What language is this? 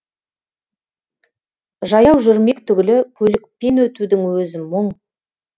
Kazakh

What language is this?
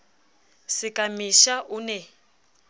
Southern Sotho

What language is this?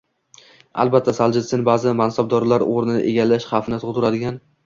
Uzbek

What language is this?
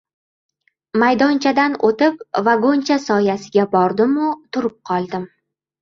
Uzbek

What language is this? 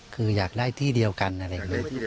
Thai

